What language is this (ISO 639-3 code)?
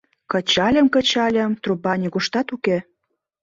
chm